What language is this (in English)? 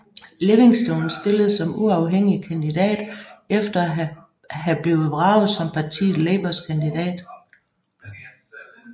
Danish